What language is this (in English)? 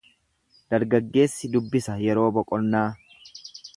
Oromo